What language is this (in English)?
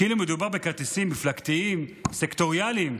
Hebrew